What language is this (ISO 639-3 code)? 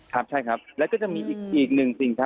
tha